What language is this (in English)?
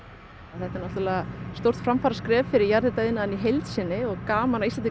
Icelandic